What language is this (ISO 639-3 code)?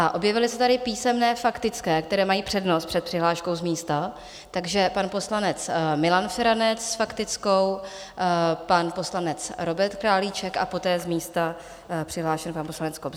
ces